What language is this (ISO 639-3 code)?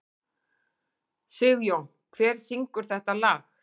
isl